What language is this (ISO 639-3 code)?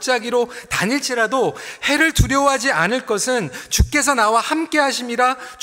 kor